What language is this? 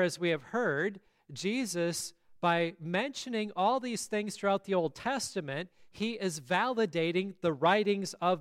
English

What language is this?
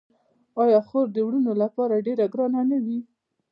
Pashto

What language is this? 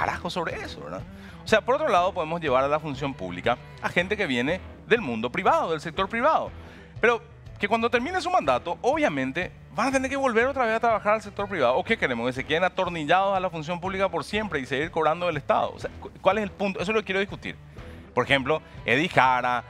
Spanish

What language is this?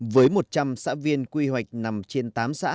Vietnamese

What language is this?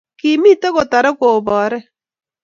Kalenjin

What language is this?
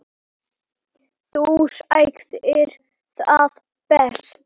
Icelandic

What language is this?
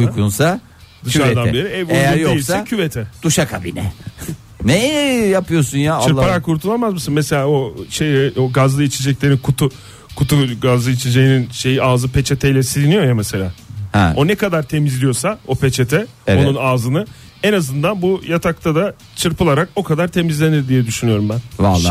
Turkish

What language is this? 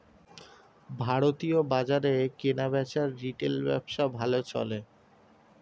Bangla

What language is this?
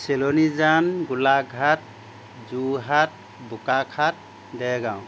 Assamese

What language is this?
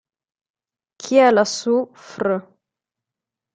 Italian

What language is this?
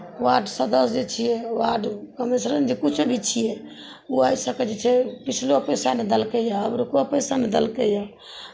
Maithili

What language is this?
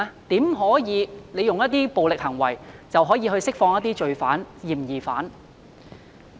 Cantonese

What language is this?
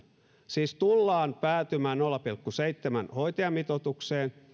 Finnish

